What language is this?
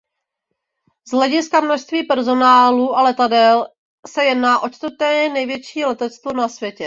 Czech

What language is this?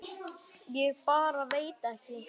Icelandic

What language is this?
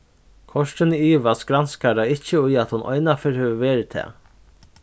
Faroese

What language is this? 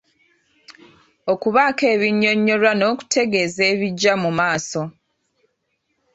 Ganda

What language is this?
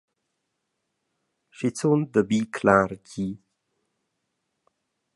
Romansh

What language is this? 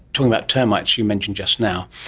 English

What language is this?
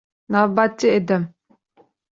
Uzbek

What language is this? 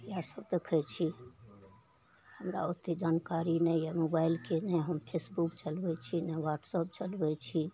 Maithili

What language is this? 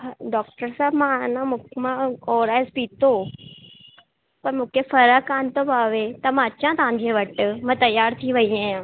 Sindhi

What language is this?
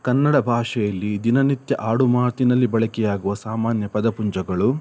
Kannada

